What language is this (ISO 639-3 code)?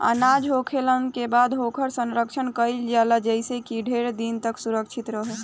bho